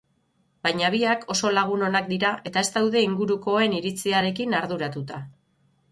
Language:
Basque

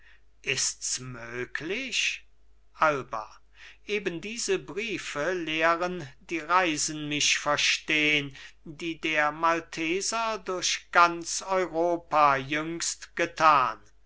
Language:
German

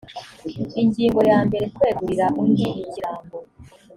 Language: Kinyarwanda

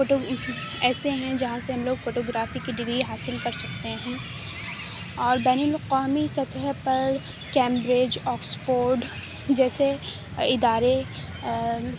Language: Urdu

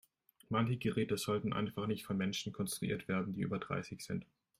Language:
German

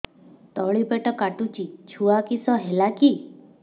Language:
Odia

